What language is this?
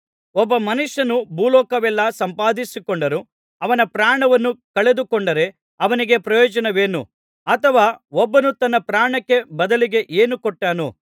Kannada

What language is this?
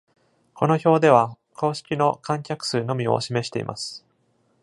Japanese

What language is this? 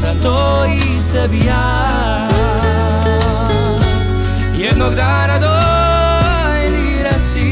Croatian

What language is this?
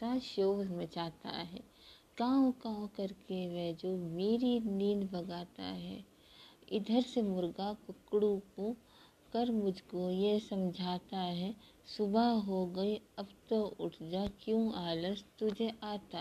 Hindi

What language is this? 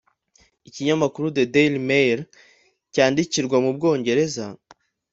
Kinyarwanda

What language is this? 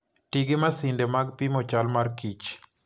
Luo (Kenya and Tanzania)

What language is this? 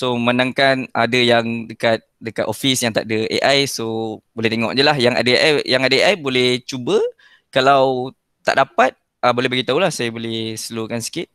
Malay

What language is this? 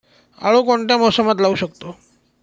Marathi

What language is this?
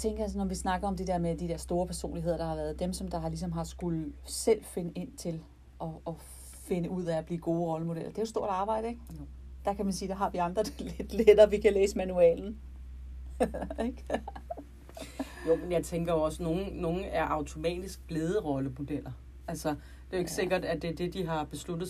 Danish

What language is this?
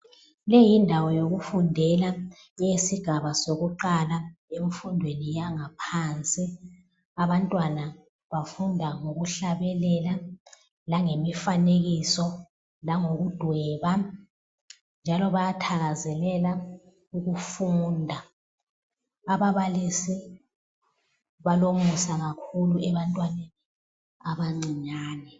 North Ndebele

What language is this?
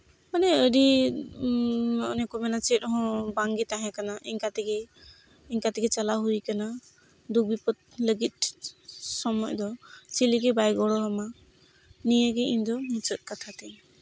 Santali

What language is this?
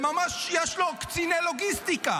Hebrew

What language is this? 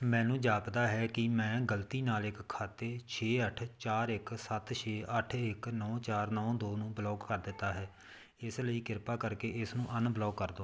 Punjabi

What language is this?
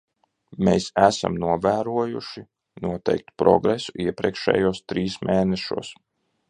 Latvian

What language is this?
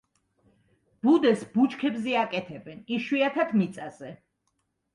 Georgian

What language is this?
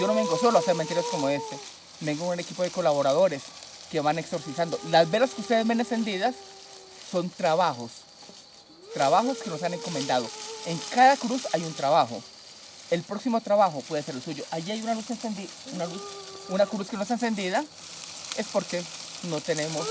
Spanish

